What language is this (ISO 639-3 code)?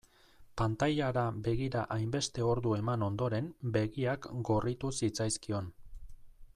eus